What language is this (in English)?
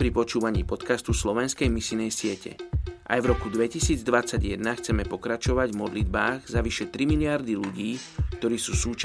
Slovak